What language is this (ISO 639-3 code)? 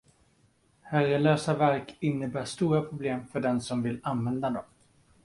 swe